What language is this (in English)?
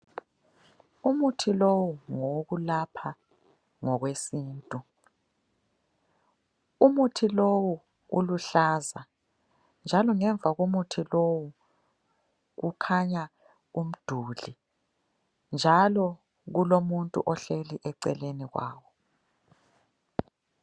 North Ndebele